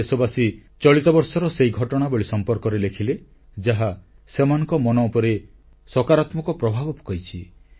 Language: Odia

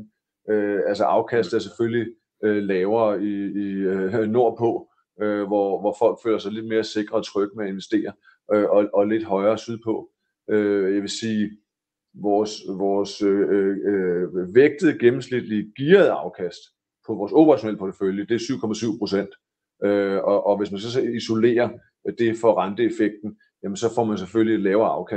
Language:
Danish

